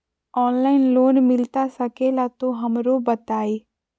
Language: Magahi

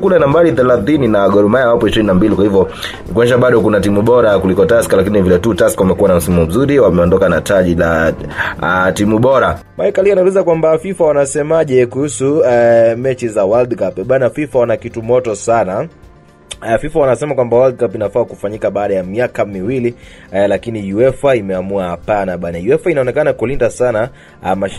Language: Swahili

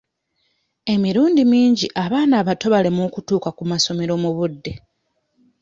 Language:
Ganda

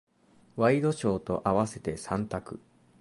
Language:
Japanese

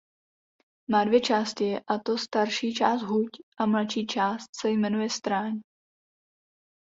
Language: Czech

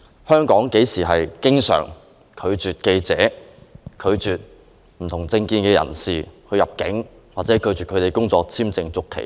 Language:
Cantonese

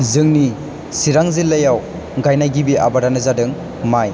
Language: Bodo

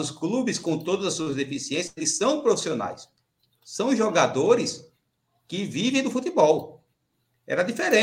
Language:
Portuguese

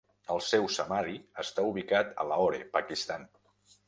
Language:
Catalan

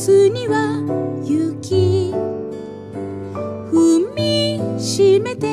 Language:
Korean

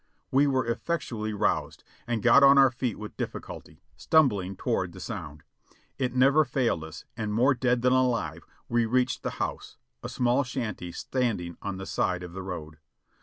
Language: English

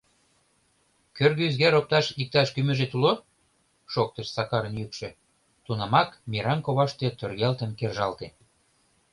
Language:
Mari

